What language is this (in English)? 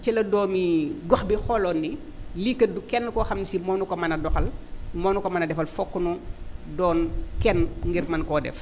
Wolof